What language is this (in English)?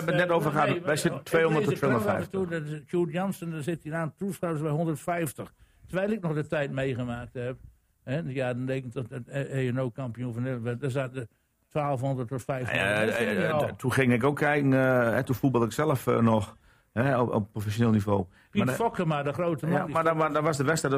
Dutch